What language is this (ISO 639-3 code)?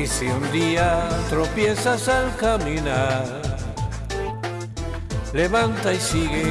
spa